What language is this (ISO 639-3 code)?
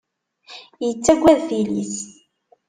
kab